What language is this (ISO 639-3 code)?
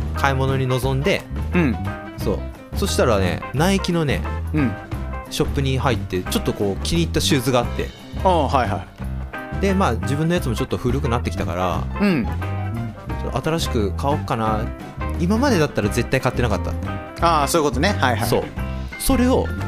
jpn